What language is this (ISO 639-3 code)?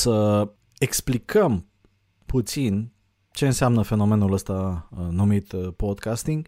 ron